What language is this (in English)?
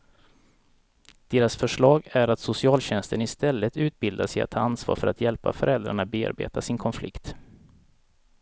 Swedish